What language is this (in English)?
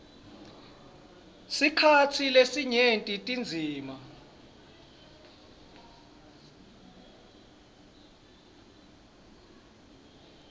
Swati